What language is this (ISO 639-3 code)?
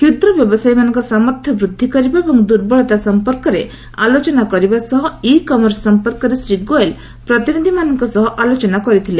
ori